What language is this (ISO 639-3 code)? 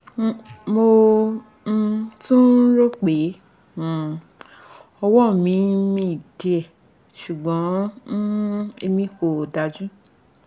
yor